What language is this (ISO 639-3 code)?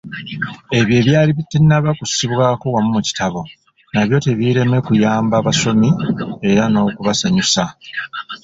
lug